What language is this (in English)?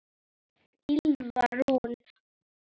Icelandic